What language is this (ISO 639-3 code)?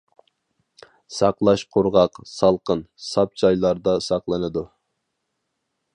uig